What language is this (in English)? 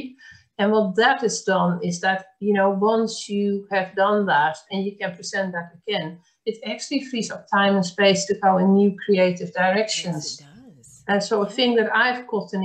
English